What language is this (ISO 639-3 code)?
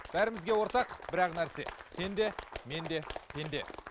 kaz